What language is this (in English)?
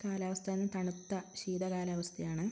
Malayalam